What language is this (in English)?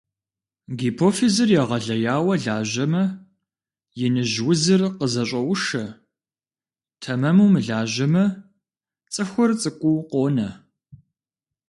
Kabardian